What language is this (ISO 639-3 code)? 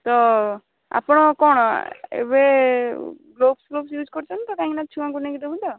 ori